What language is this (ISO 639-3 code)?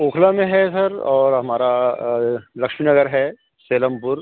urd